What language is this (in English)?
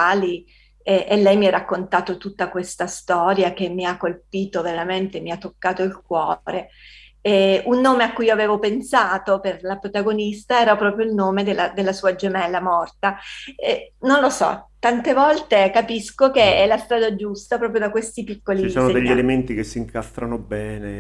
Italian